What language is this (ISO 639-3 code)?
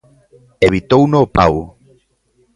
glg